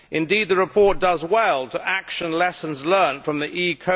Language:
English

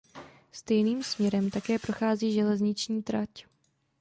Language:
Czech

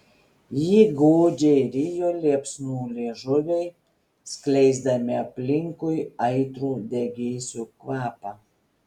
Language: Lithuanian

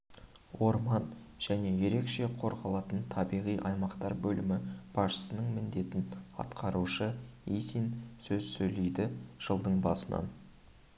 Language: Kazakh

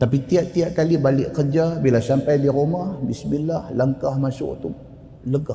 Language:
Malay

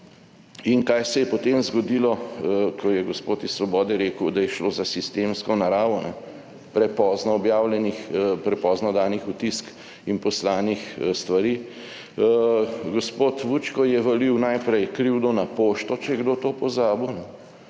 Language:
Slovenian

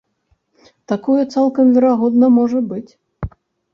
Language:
Belarusian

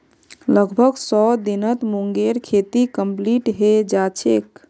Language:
Magahi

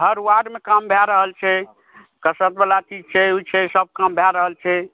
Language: Maithili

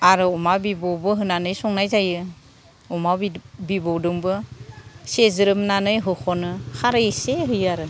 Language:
Bodo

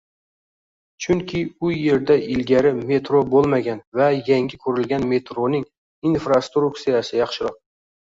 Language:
Uzbek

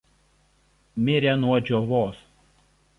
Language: Lithuanian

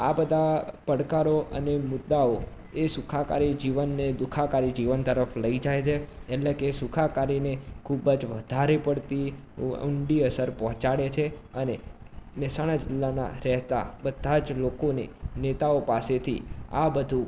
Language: Gujarati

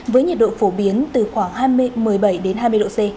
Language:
Vietnamese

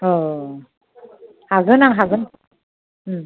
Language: Bodo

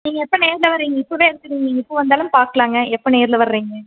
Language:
Tamil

